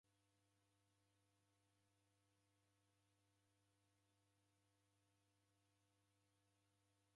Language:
Taita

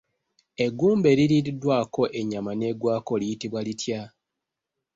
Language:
Ganda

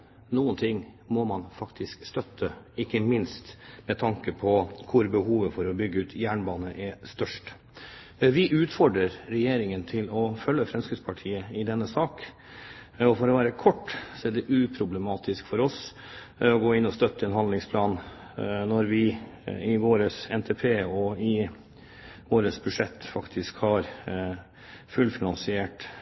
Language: Norwegian Bokmål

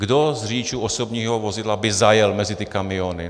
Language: Czech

